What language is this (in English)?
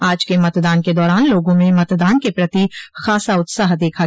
Hindi